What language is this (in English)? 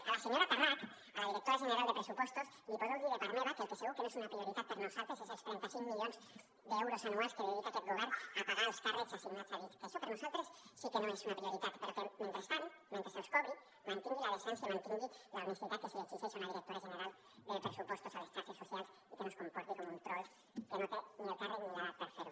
Catalan